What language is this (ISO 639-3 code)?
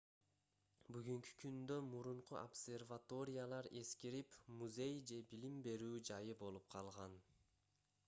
kir